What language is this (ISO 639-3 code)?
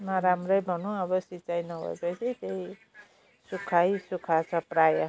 nep